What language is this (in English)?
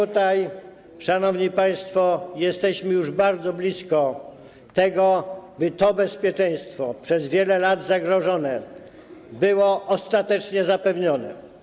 Polish